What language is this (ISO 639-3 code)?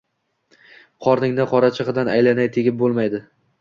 uzb